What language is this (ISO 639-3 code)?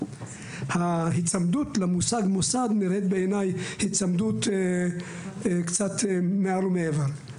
heb